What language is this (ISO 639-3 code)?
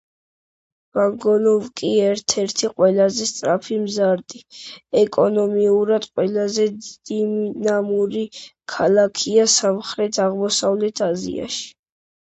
kat